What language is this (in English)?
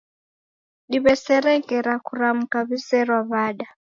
Taita